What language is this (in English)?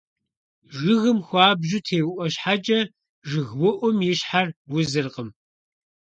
Kabardian